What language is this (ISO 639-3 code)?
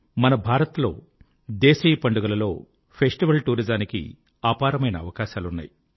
tel